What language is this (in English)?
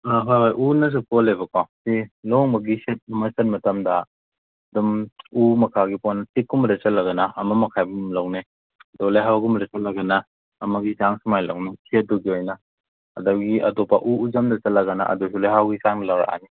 Manipuri